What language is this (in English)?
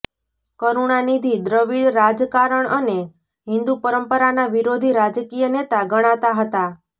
Gujarati